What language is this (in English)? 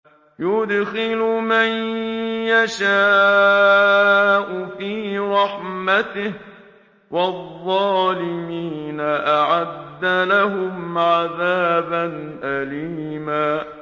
Arabic